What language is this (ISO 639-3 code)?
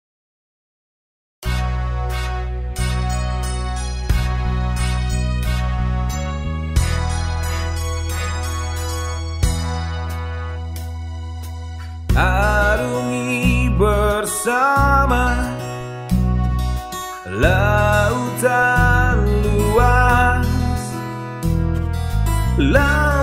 ind